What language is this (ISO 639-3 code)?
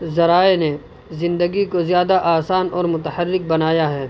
urd